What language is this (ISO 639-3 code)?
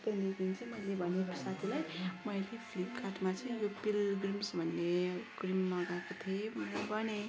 nep